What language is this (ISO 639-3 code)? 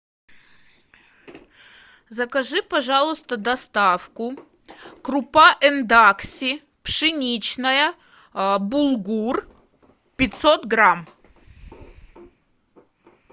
rus